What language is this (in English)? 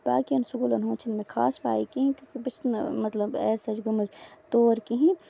Kashmiri